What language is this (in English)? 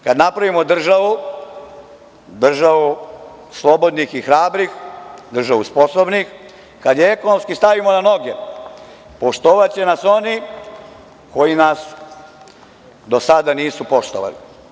Serbian